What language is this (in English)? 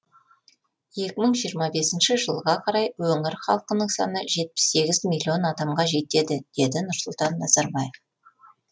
Kazakh